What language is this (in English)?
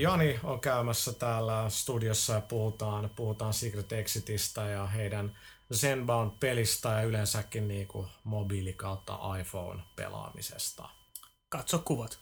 Finnish